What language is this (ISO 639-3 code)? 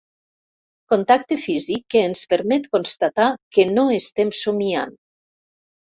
cat